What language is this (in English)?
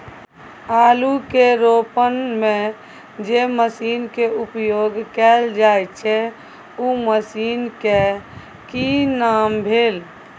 Maithili